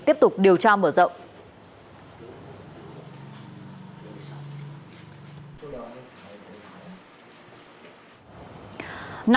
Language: Vietnamese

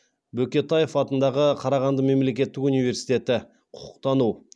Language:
Kazakh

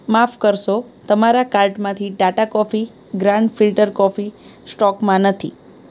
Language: Gujarati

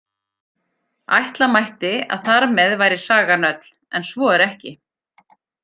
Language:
Icelandic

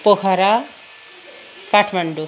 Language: Nepali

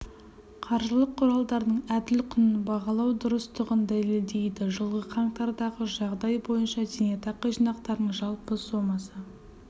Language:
Kazakh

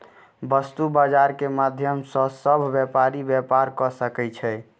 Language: Maithili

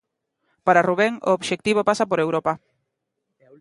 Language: Galician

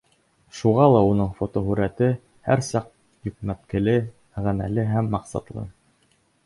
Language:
Bashkir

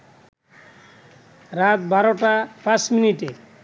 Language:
Bangla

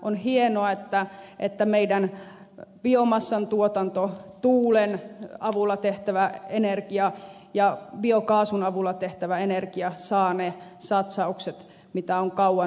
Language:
Finnish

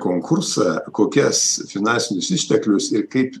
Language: Lithuanian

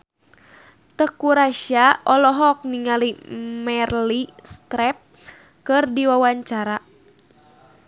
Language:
Sundanese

